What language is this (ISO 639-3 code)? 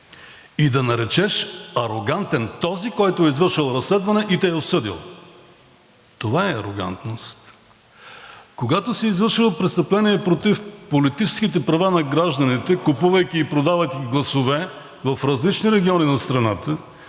bul